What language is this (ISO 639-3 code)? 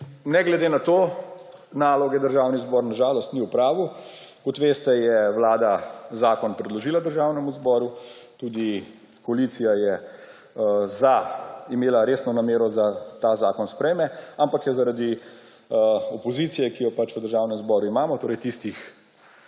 slv